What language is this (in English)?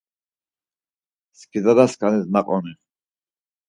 Laz